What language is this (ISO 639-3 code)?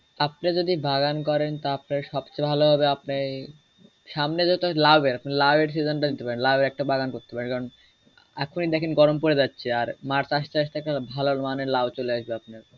ben